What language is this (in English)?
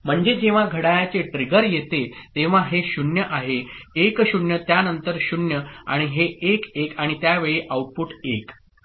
Marathi